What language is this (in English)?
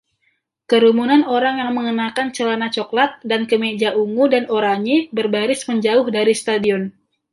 Indonesian